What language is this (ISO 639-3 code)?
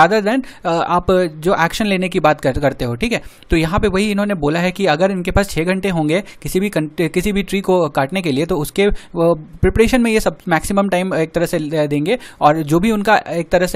hin